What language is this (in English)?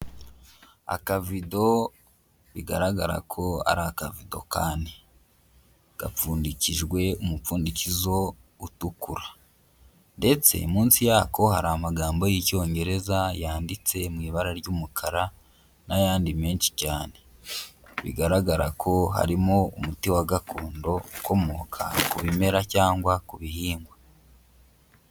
Kinyarwanda